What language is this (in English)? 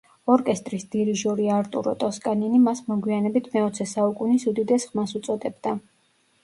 Georgian